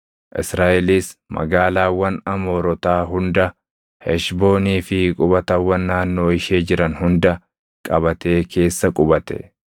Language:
Oromo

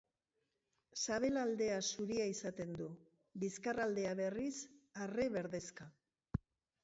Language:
Basque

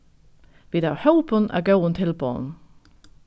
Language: Faroese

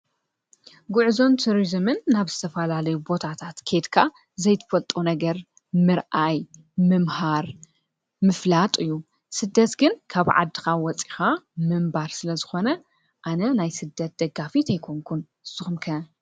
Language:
Tigrinya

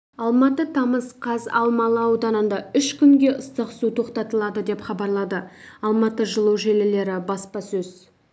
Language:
Kazakh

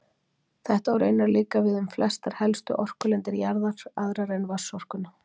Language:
Icelandic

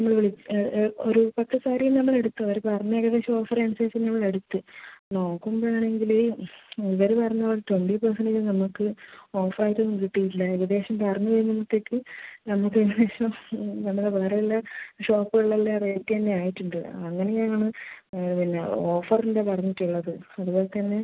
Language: Malayalam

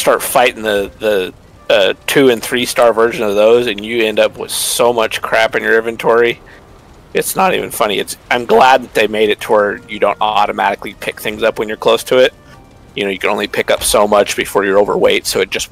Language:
English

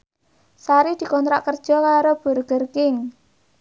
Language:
Javanese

